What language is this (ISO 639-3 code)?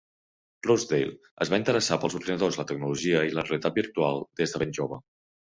cat